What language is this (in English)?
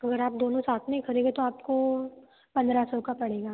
Hindi